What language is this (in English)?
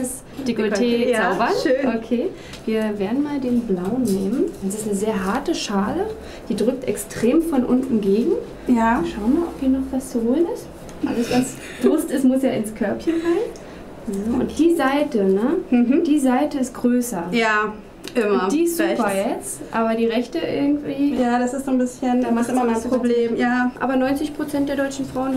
German